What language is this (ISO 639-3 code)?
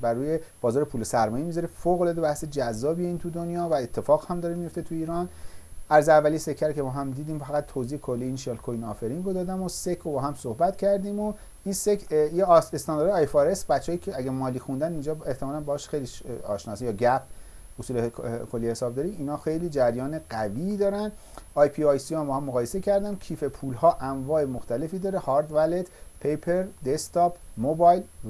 fas